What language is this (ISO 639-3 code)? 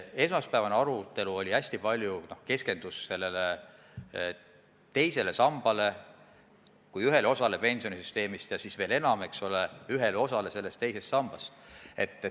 est